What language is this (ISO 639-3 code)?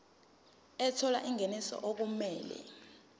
zul